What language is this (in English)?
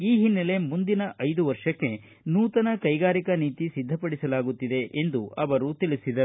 Kannada